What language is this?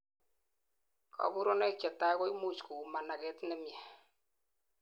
Kalenjin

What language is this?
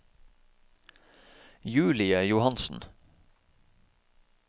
Norwegian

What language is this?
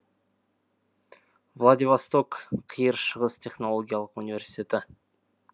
Kazakh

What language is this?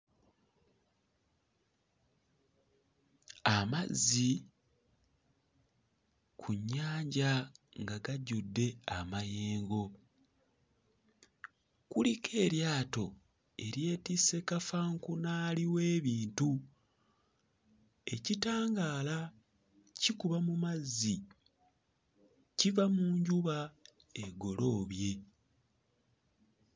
Ganda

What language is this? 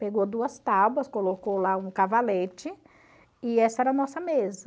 Portuguese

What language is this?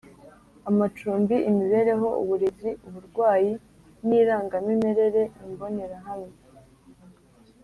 Kinyarwanda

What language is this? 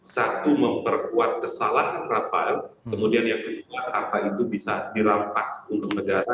Indonesian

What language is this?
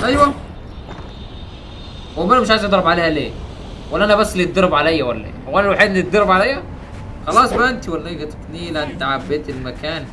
Arabic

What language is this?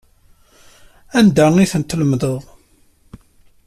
Kabyle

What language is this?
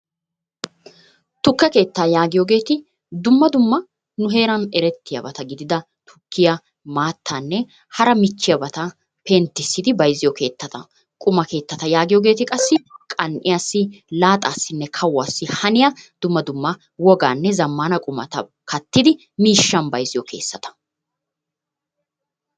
Wolaytta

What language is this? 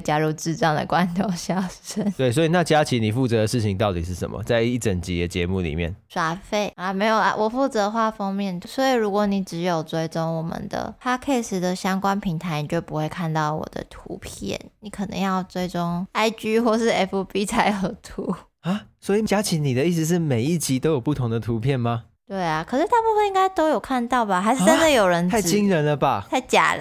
Chinese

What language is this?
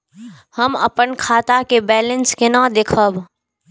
Maithili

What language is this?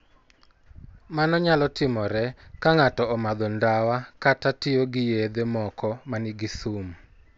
Luo (Kenya and Tanzania)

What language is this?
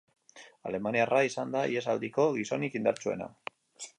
Basque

